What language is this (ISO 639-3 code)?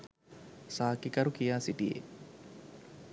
sin